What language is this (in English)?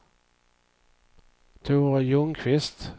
Swedish